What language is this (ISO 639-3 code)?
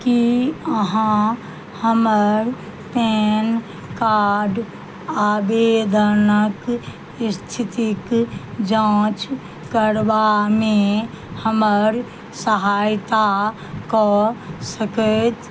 mai